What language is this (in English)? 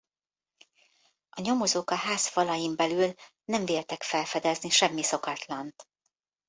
Hungarian